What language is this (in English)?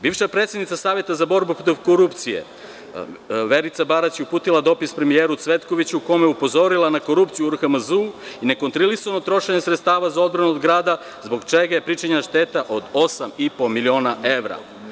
Serbian